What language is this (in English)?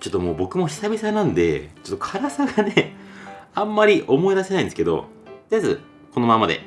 Japanese